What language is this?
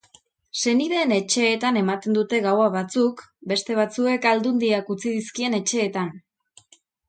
Basque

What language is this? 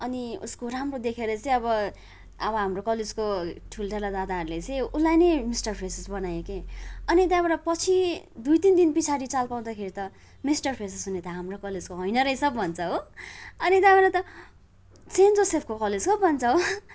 Nepali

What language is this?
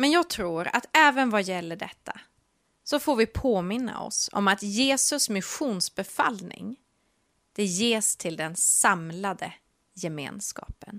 Swedish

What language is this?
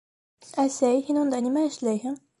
Bashkir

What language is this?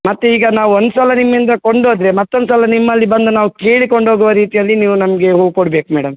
Kannada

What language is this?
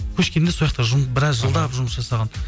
Kazakh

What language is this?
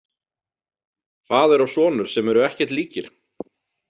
Icelandic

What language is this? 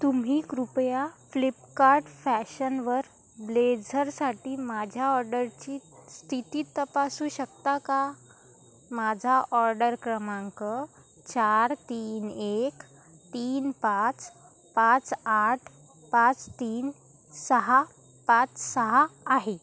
Marathi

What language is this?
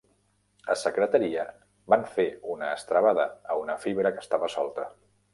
Catalan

